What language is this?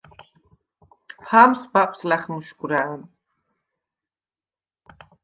Svan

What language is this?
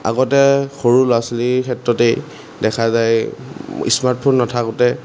Assamese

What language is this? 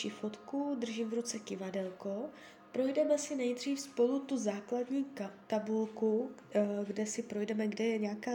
Czech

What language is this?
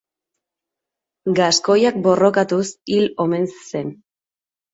Basque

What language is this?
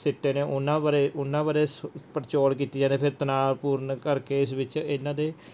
Punjabi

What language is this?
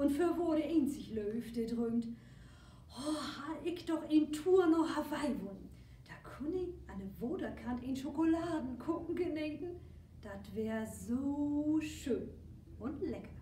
German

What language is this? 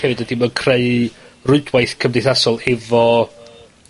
Welsh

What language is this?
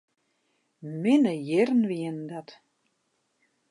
Western Frisian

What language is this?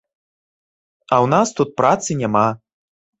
Belarusian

